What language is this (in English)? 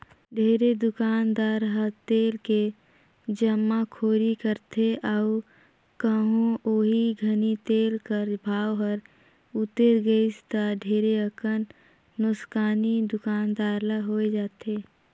Chhattisgarhi